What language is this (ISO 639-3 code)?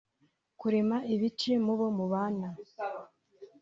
kin